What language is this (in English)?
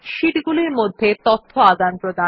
Bangla